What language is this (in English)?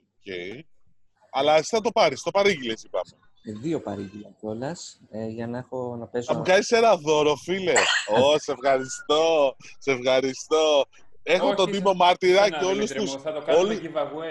Greek